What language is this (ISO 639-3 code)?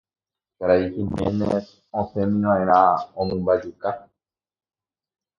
grn